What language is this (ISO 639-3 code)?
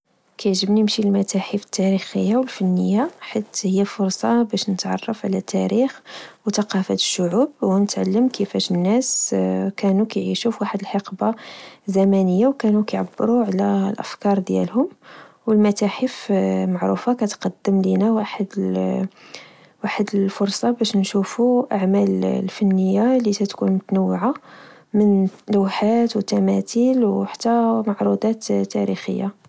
ary